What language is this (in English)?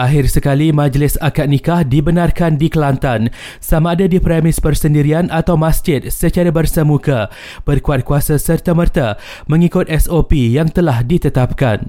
Malay